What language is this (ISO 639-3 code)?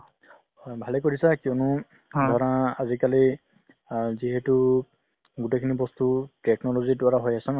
asm